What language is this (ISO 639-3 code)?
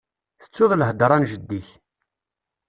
kab